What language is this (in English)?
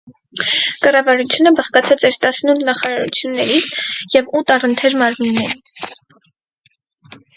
Armenian